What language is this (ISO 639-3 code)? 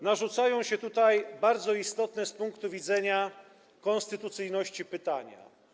pol